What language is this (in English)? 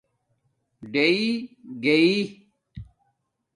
Domaaki